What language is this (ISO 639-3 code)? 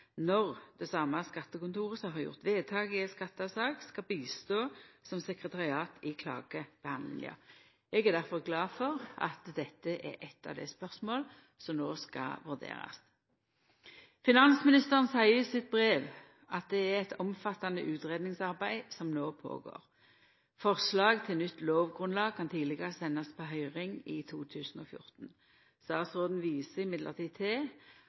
nno